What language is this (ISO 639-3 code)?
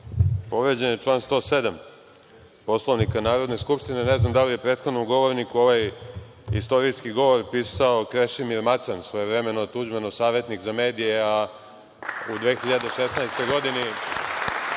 srp